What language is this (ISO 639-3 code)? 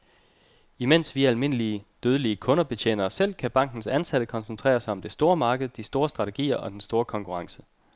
dan